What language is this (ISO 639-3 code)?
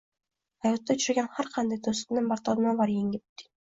uzb